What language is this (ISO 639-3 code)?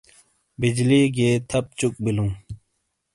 scl